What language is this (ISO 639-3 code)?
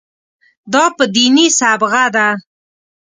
pus